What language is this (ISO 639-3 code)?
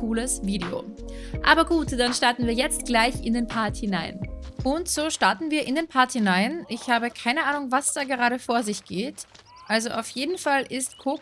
deu